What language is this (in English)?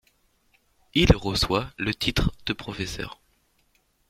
French